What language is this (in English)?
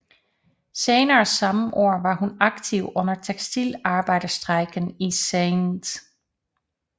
Danish